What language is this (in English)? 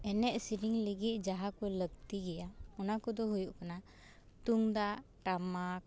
Santali